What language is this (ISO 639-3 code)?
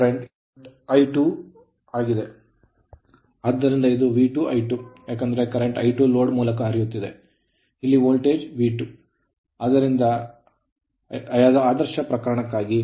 kan